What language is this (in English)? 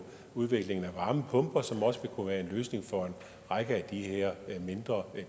Danish